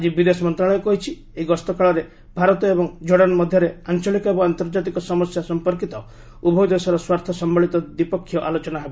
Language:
Odia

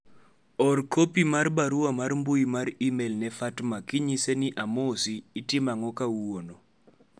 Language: Luo (Kenya and Tanzania)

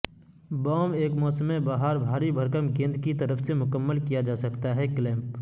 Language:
Urdu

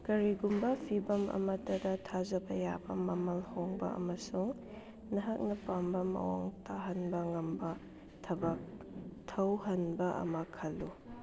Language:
Manipuri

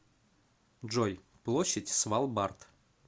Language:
Russian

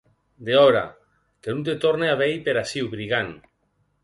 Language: Occitan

